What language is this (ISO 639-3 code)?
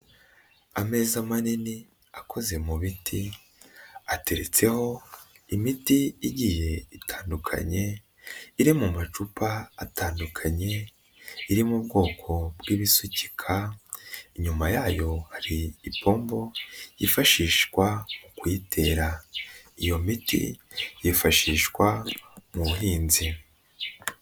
kin